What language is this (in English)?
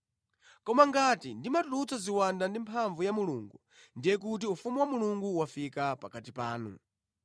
Nyanja